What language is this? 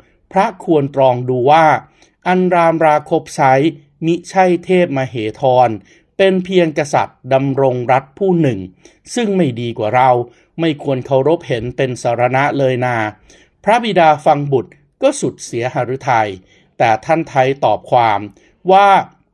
Thai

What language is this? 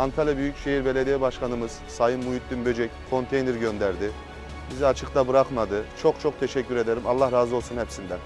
Turkish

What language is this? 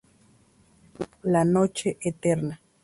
Spanish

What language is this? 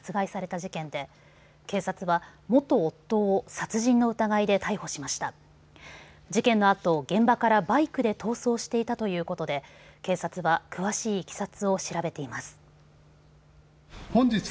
Japanese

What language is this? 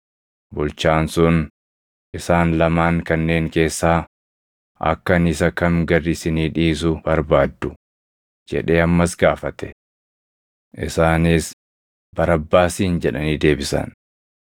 Oromo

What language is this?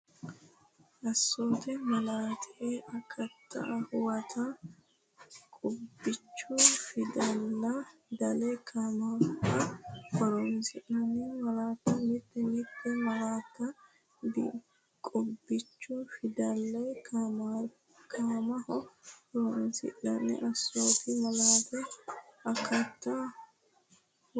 Sidamo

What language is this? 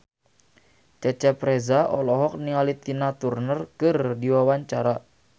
Sundanese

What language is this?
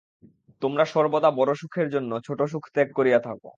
Bangla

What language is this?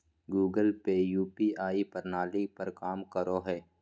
Magahi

